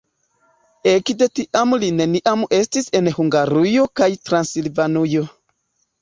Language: Esperanto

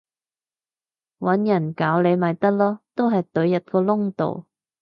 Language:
Cantonese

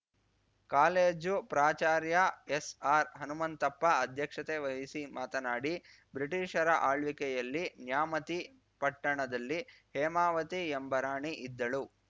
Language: Kannada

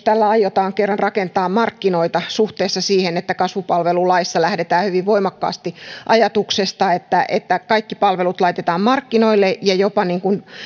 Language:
Finnish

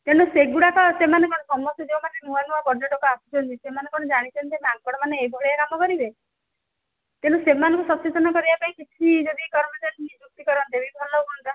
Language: Odia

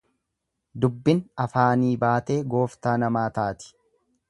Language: Oromo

